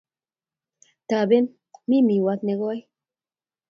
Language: Kalenjin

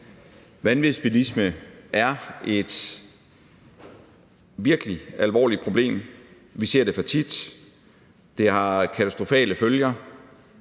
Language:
Danish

